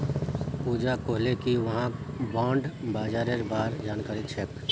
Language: Magahi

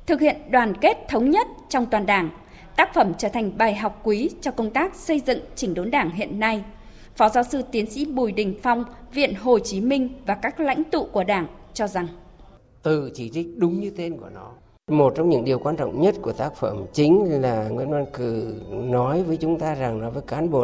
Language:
Vietnamese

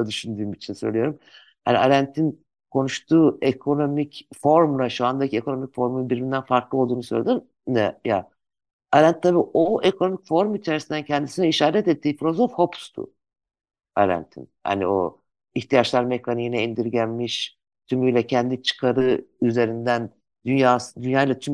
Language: Turkish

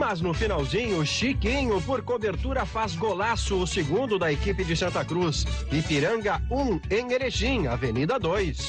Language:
Portuguese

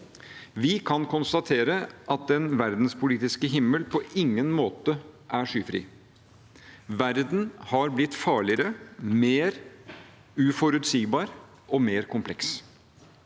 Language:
Norwegian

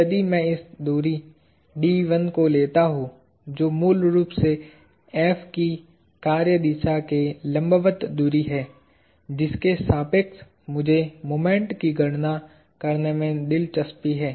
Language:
Hindi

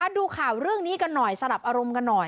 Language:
Thai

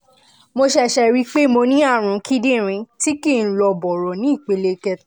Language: Yoruba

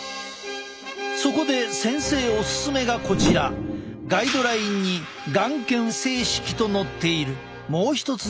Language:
Japanese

